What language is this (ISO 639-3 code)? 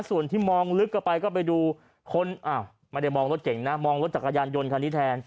tha